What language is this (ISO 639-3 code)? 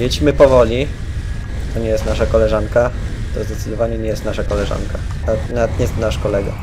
pol